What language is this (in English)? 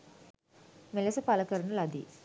Sinhala